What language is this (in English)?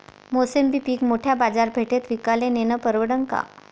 Marathi